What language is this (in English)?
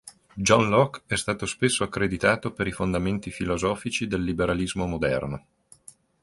Italian